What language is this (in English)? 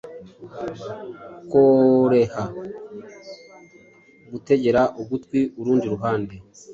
Kinyarwanda